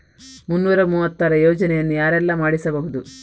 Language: Kannada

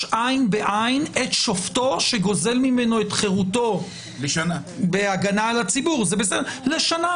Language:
Hebrew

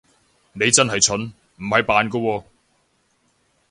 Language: Cantonese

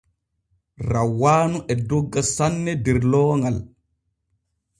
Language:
Borgu Fulfulde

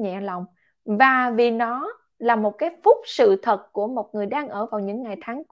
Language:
Vietnamese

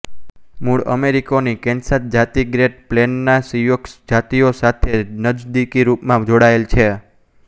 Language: Gujarati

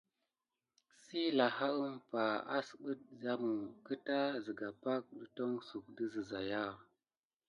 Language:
Gidar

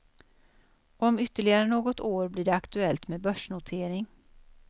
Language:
Swedish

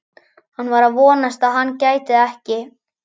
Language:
Icelandic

